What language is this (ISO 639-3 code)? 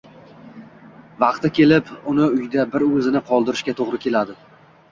uzb